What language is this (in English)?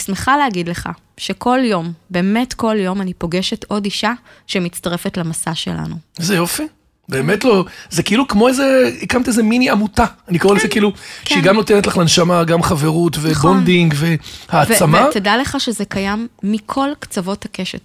Hebrew